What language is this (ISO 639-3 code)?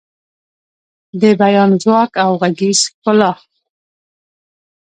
pus